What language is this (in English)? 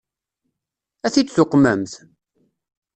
Kabyle